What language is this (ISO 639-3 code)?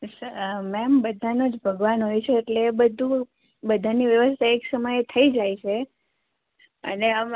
guj